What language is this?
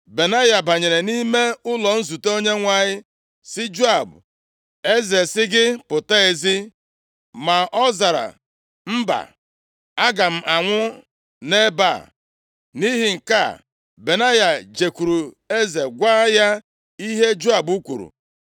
Igbo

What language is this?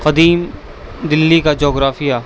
Urdu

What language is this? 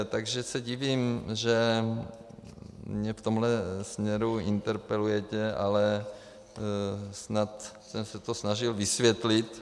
Czech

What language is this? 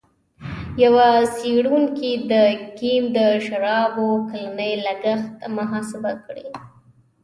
Pashto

